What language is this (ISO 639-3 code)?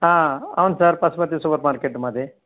tel